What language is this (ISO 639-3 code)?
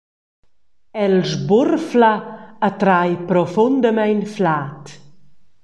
roh